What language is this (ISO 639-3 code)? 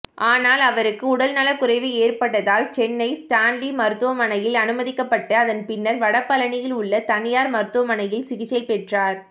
tam